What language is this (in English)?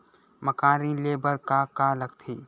Chhattisgarhi